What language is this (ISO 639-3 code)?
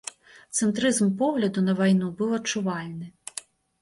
bel